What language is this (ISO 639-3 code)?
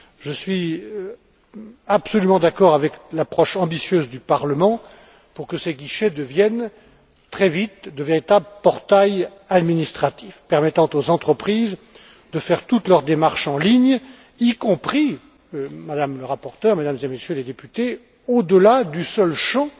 fra